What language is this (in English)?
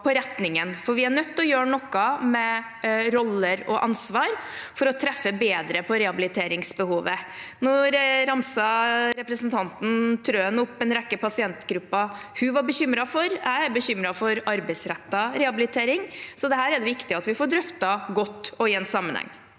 Norwegian